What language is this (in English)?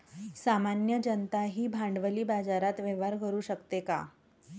Marathi